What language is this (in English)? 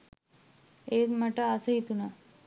Sinhala